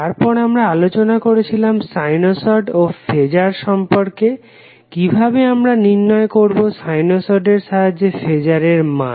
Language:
Bangla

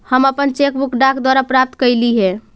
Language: Magahi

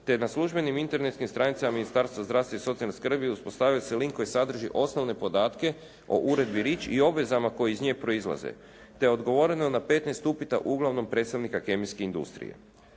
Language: Croatian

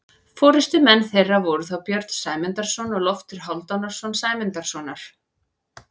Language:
Icelandic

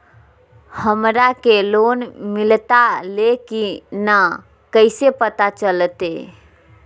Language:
Magahi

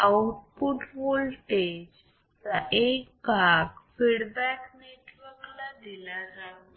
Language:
Marathi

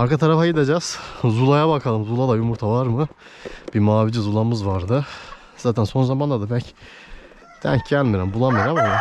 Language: Turkish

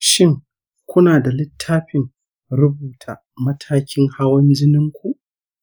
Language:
Hausa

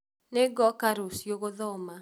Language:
Kikuyu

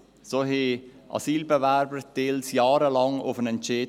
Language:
Swiss German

